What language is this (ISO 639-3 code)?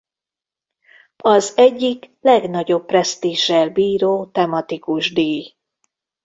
hun